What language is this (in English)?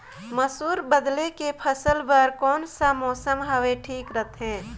Chhattisgarhi